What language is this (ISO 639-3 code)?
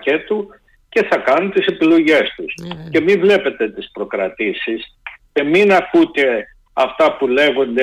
ell